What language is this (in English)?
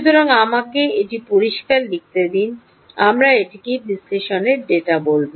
Bangla